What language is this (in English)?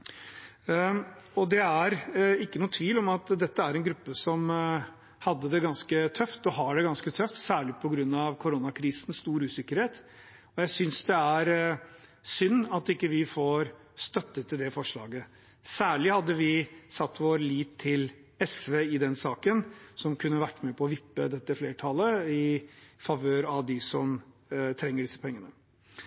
Norwegian Bokmål